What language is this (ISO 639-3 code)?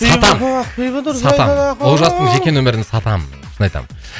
kaz